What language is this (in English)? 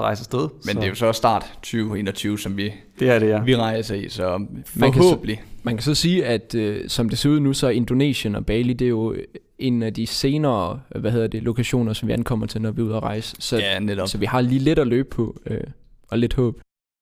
Danish